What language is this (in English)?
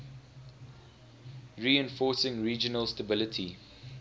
English